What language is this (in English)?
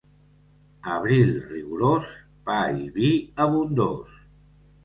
Catalan